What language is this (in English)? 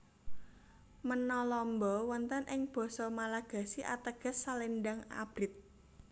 Javanese